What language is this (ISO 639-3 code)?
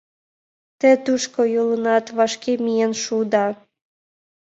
chm